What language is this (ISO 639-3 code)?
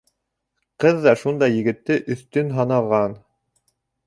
bak